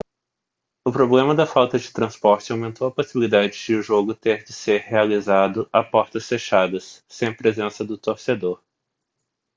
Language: Portuguese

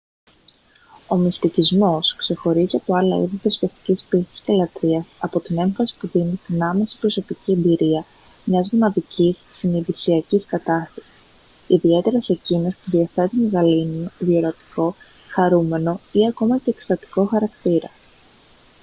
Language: Greek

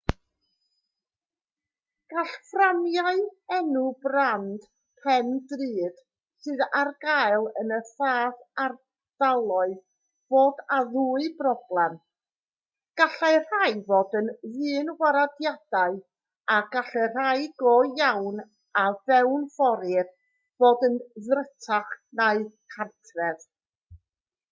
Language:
Welsh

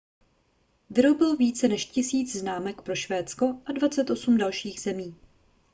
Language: Czech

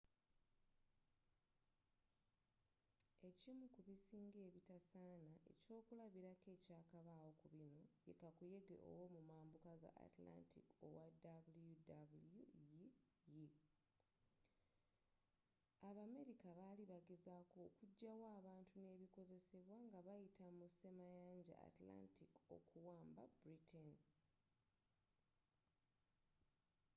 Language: Ganda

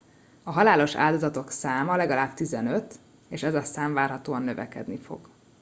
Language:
Hungarian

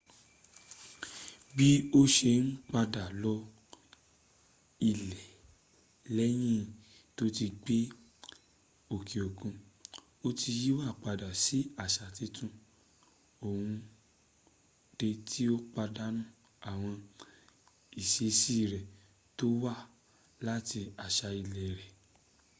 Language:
Yoruba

